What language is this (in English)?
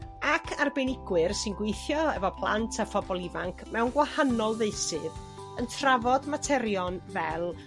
Welsh